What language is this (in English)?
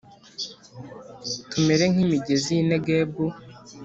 Kinyarwanda